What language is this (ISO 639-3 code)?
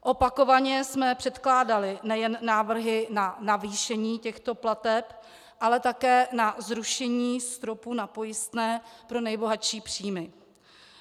ces